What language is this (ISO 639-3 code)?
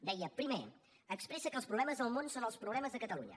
cat